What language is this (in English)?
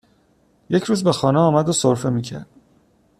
Persian